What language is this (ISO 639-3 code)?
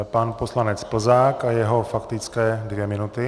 ces